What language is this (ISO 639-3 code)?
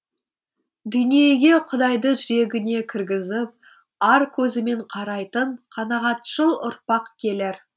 kaz